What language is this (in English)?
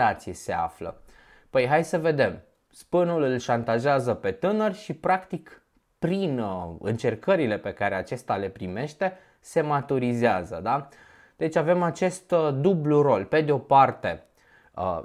Romanian